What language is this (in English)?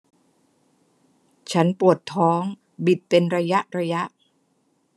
Thai